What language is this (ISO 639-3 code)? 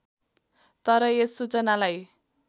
nep